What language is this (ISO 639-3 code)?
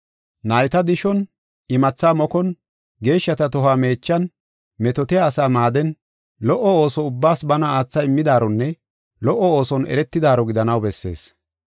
gof